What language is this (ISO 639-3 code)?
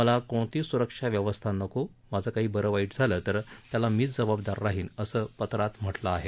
mar